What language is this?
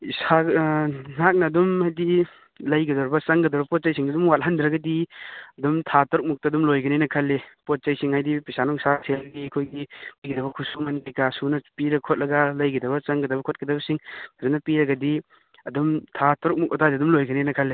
Manipuri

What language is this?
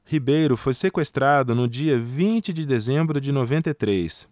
Portuguese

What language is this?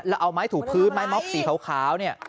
Thai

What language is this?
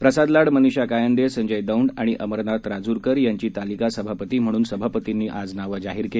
Marathi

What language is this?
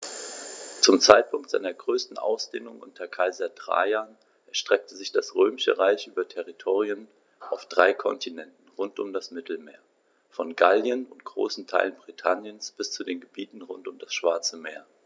German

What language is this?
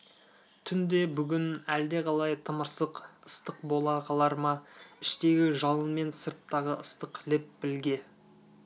Kazakh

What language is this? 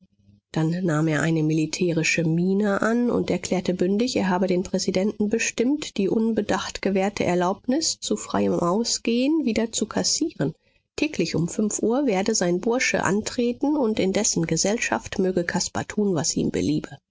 German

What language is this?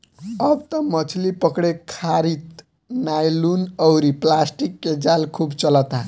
Bhojpuri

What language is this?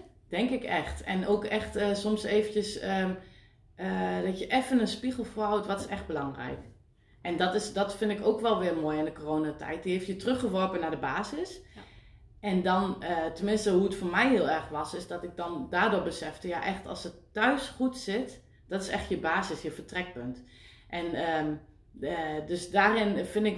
Dutch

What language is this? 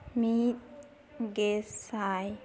Santali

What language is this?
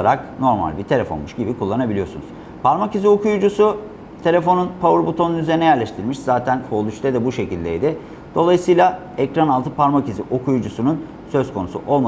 Turkish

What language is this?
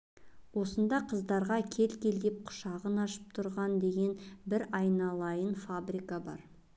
Kazakh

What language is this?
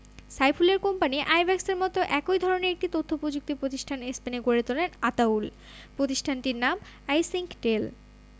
Bangla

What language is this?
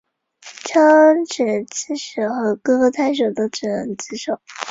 Chinese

